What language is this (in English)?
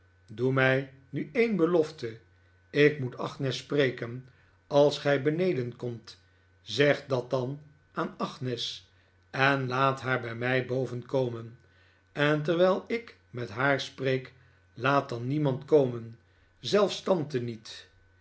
Dutch